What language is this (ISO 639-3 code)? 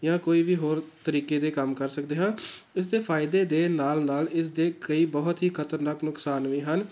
pan